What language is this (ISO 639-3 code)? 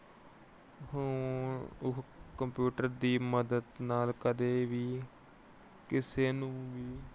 pan